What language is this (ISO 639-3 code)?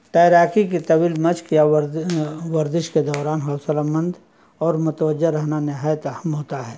urd